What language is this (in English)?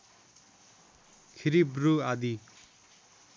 Nepali